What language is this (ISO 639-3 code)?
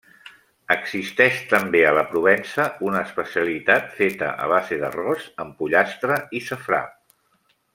cat